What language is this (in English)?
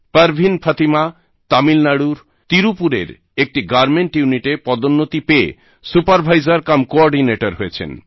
Bangla